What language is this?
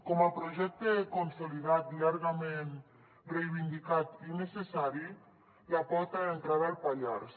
Catalan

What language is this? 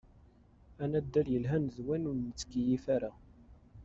Kabyle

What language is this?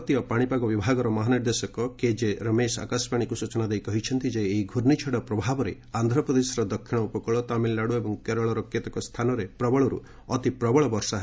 Odia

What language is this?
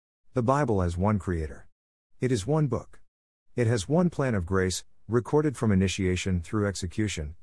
English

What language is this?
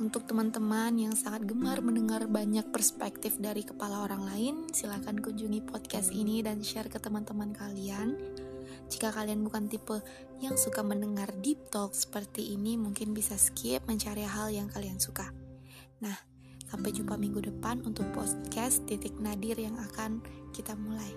Indonesian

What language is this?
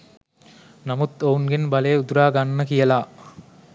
Sinhala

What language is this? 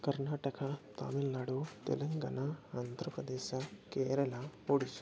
Sanskrit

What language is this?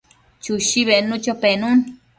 Matsés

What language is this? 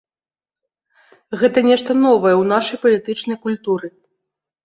Belarusian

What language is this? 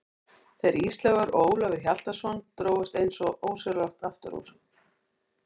Icelandic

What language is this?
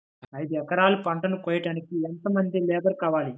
Telugu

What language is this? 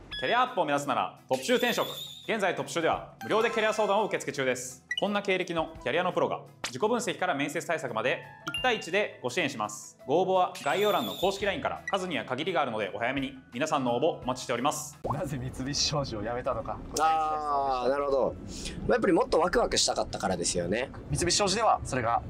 Japanese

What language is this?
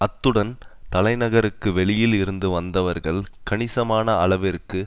Tamil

